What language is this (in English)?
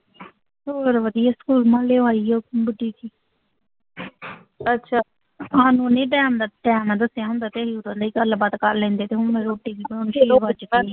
Punjabi